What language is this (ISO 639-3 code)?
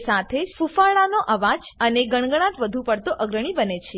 guj